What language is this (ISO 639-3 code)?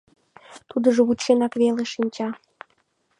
chm